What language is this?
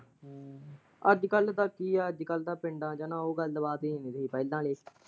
Punjabi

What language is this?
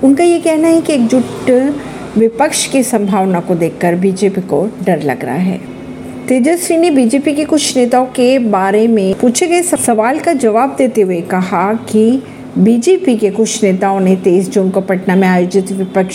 Hindi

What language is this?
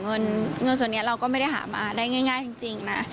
Thai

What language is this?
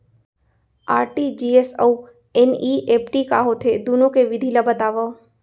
Chhattisgarhi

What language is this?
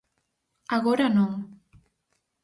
Galician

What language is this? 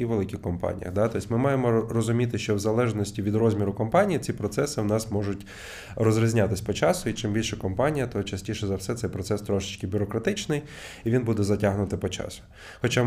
Ukrainian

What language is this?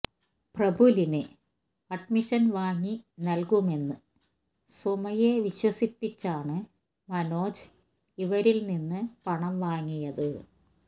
Malayalam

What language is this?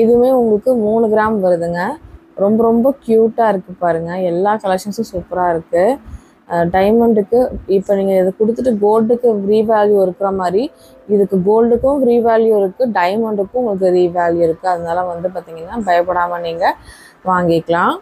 Tamil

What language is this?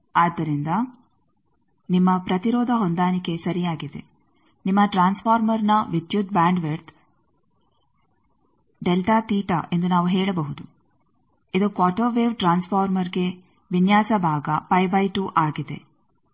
Kannada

